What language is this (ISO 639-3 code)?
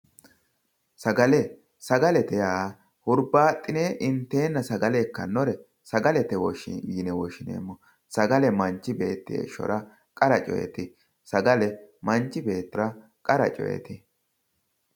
sid